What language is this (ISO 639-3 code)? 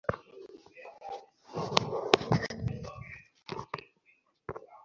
ben